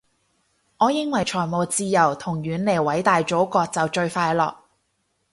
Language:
Cantonese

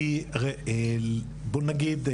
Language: Hebrew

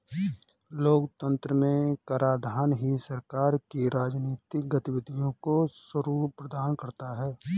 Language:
Hindi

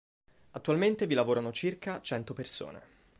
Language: Italian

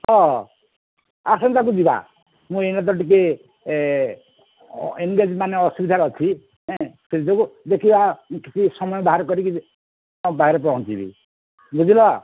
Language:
Odia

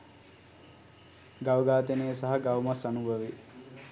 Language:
Sinhala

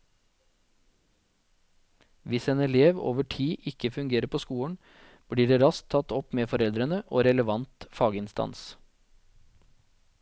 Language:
Norwegian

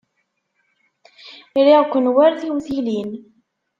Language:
Kabyle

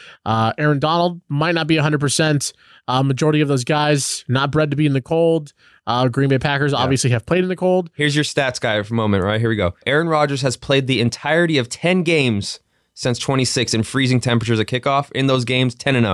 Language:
English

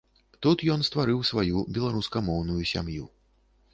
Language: Belarusian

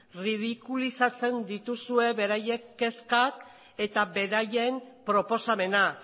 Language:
Basque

